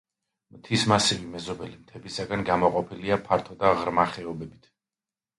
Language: Georgian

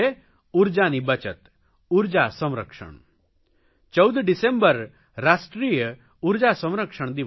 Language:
Gujarati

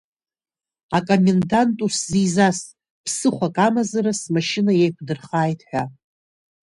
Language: Abkhazian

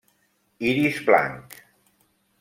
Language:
Catalan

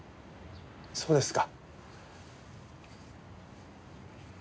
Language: Japanese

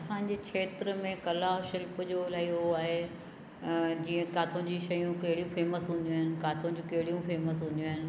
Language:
Sindhi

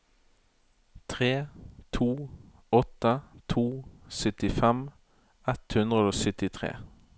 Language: Norwegian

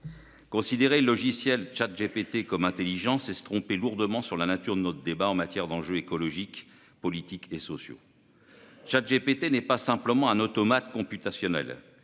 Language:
French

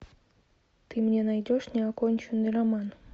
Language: Russian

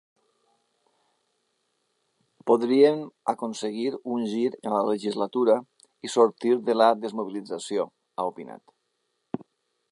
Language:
Catalan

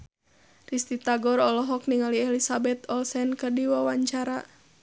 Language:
Sundanese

